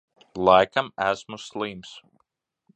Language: Latvian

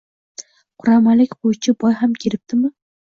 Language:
Uzbek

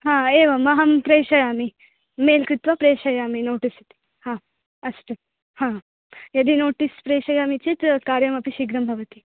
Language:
Sanskrit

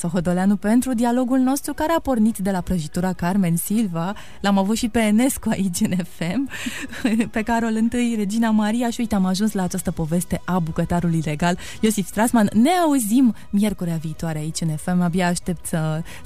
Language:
Romanian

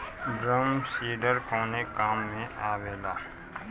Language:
Bhojpuri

